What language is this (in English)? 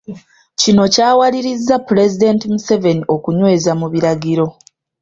Ganda